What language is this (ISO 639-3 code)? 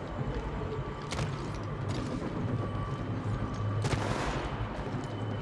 jpn